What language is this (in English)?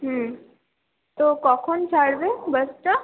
Bangla